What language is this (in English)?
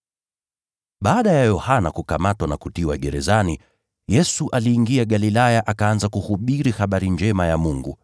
Swahili